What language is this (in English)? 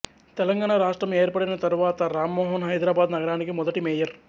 Telugu